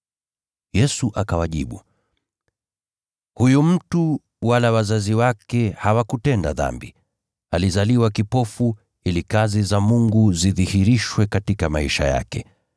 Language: Swahili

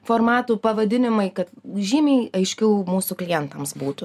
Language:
Lithuanian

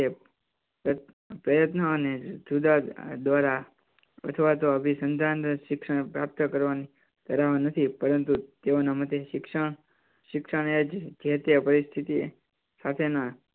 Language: Gujarati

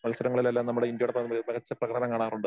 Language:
Malayalam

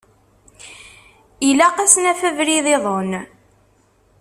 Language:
Kabyle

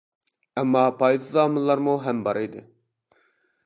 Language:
Uyghur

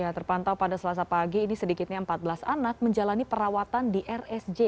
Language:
Indonesian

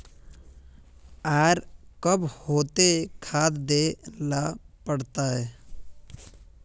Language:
Magahi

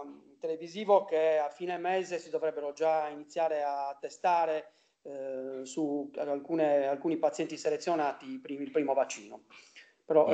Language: Italian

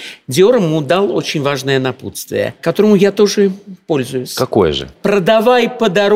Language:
Russian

